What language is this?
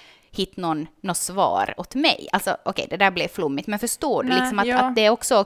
Swedish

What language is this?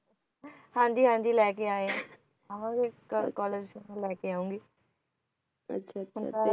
Punjabi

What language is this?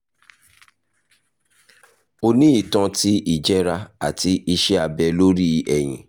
Yoruba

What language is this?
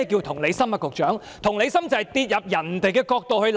Cantonese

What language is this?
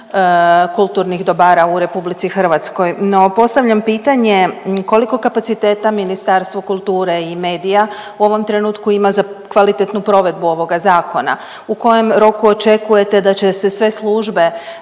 Croatian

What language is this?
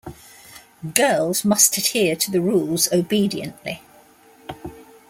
English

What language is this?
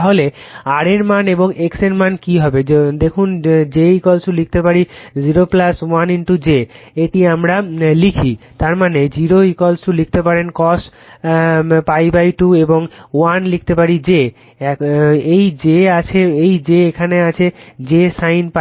Bangla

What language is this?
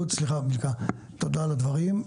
Hebrew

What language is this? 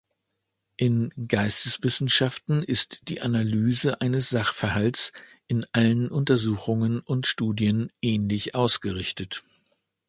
German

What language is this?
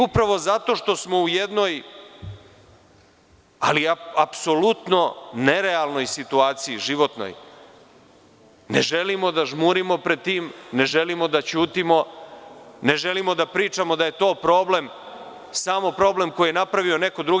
Serbian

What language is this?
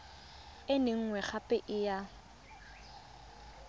Tswana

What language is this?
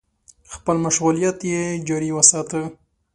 Pashto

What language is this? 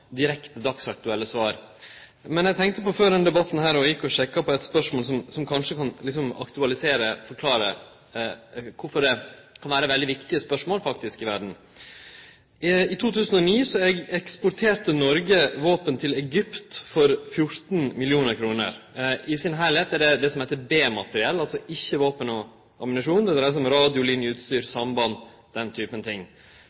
Norwegian Nynorsk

